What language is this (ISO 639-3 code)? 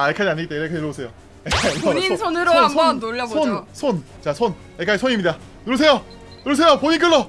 kor